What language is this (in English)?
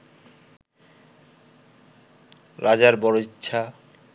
Bangla